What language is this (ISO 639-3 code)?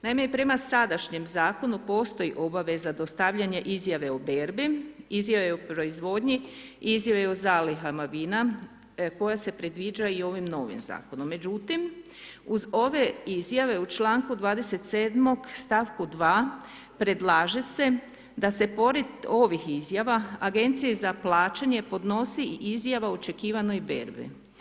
hrv